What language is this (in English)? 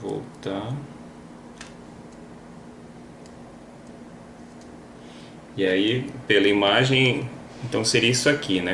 Portuguese